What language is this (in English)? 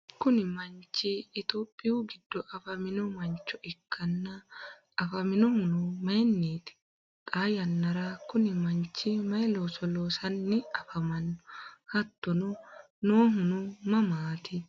Sidamo